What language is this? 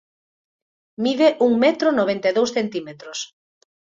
Galician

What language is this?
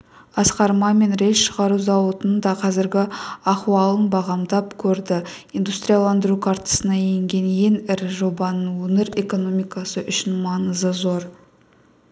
Kazakh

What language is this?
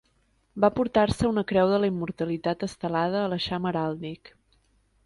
Catalan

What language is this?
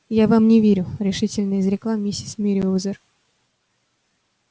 Russian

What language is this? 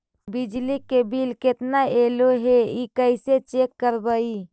Magahi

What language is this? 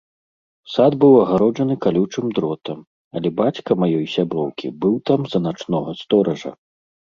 Belarusian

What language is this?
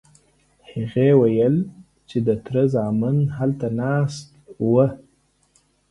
Pashto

